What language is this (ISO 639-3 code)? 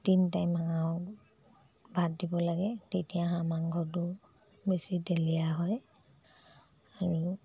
asm